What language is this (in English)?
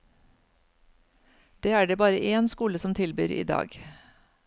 Norwegian